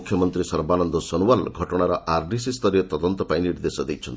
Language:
Odia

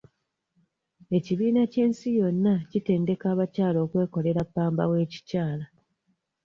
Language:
Ganda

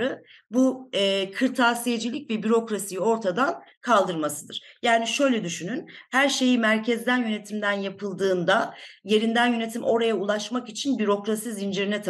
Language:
Turkish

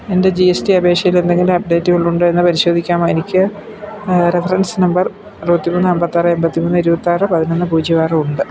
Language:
Malayalam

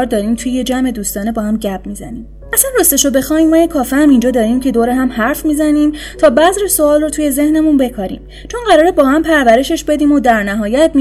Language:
Persian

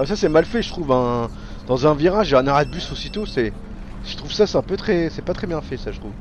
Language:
French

